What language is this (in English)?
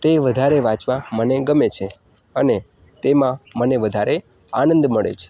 Gujarati